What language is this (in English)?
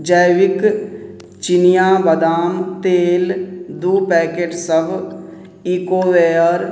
Maithili